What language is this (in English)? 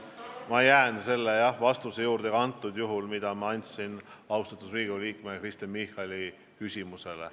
Estonian